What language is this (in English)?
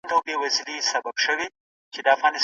Pashto